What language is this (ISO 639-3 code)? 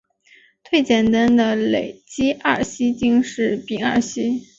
zho